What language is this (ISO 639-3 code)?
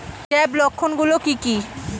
ben